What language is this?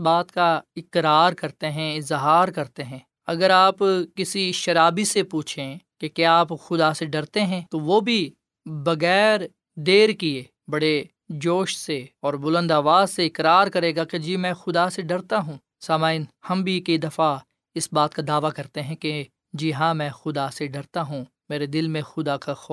Urdu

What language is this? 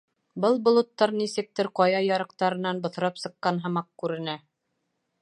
Bashkir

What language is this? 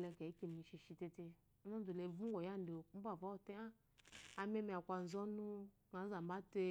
Eloyi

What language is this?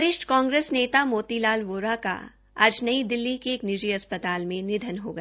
Hindi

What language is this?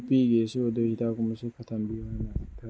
Manipuri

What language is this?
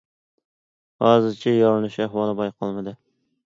Uyghur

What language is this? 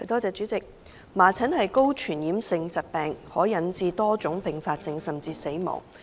Cantonese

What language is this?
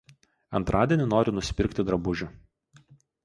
Lithuanian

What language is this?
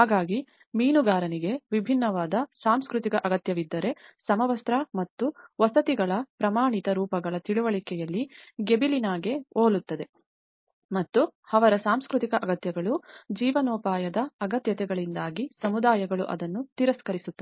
Kannada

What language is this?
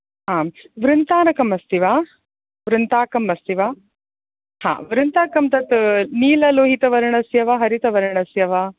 Sanskrit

